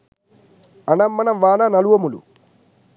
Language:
Sinhala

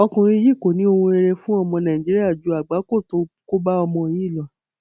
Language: Yoruba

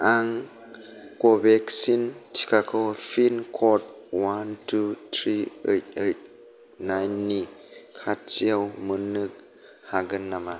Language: Bodo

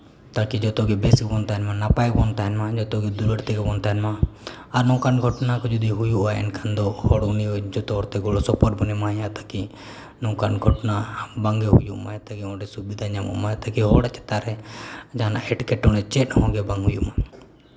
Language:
Santali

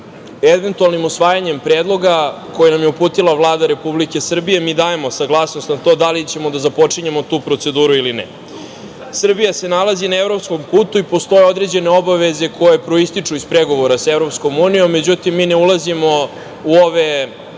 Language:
Serbian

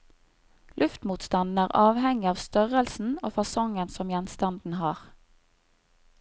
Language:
Norwegian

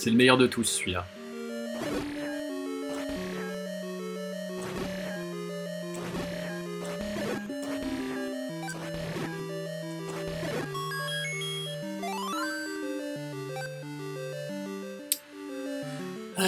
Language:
French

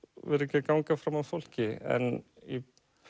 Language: Icelandic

